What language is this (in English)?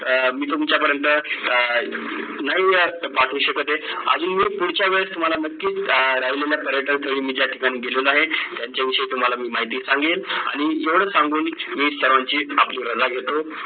Marathi